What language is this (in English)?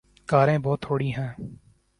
Urdu